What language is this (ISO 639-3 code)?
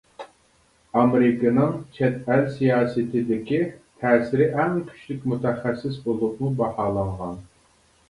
uig